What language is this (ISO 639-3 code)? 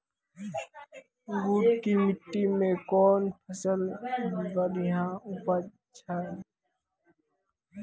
mai